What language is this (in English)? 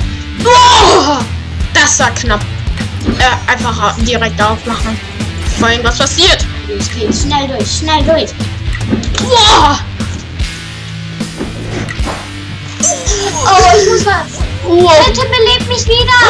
German